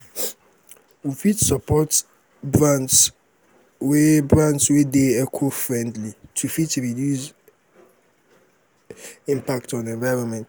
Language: Nigerian Pidgin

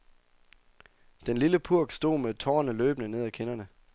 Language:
Danish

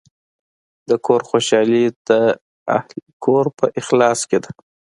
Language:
Pashto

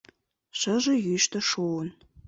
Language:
Mari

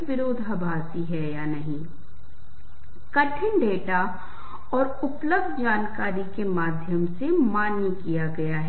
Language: Hindi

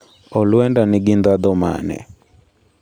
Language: Luo (Kenya and Tanzania)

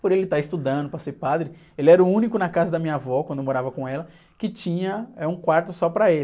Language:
Portuguese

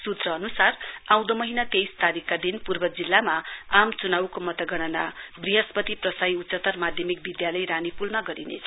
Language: Nepali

